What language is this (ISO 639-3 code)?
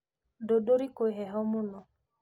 kik